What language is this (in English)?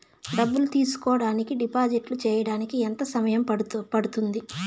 Telugu